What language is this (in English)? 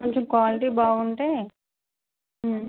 Telugu